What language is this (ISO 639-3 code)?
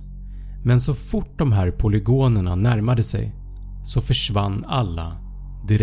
swe